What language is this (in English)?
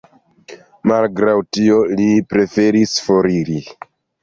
Esperanto